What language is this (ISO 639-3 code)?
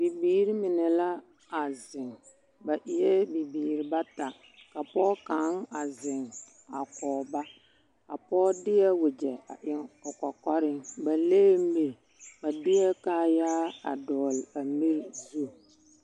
dga